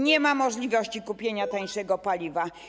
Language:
Polish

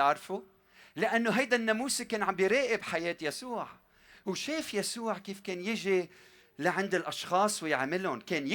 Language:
Arabic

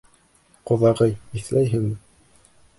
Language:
Bashkir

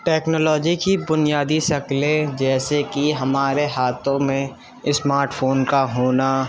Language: Urdu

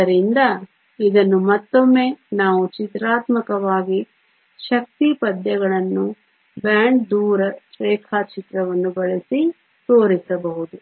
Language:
Kannada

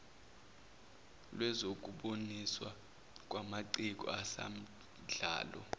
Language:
Zulu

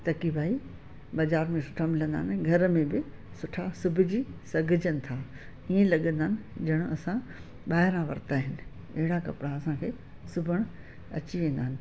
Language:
Sindhi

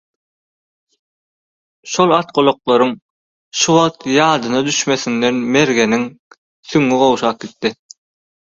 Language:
Turkmen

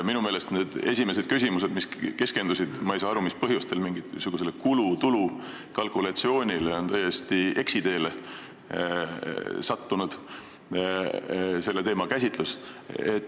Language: Estonian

